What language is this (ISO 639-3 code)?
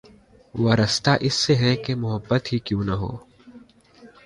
urd